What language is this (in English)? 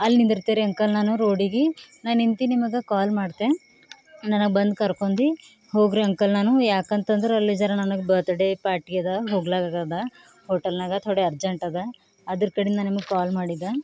Kannada